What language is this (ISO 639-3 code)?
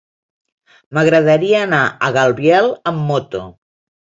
cat